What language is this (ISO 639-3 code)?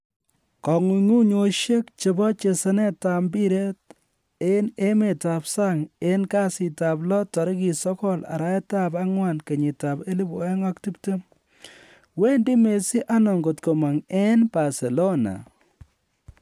kln